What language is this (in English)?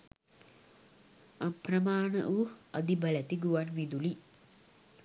Sinhala